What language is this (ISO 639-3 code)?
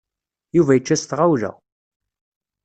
kab